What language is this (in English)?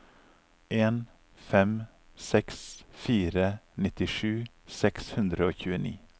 Norwegian